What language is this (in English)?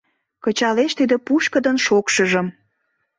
Mari